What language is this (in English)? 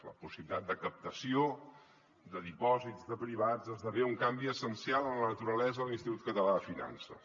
Catalan